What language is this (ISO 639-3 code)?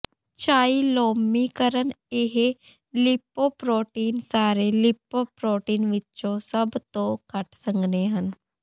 pan